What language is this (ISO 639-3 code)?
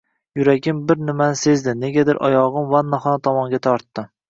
uzb